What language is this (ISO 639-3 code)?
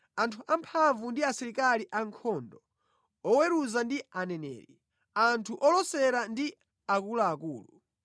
nya